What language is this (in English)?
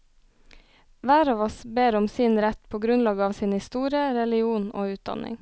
Norwegian